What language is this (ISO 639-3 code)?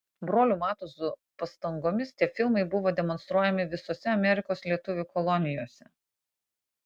lit